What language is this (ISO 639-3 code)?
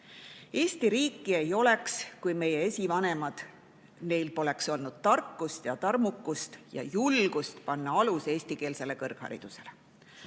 est